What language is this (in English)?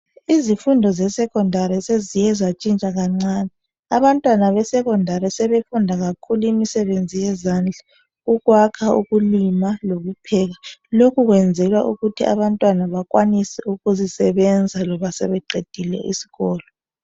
North Ndebele